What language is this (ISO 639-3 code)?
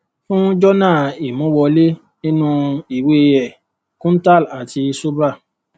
yor